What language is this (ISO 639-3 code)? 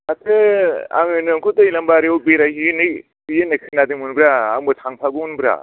brx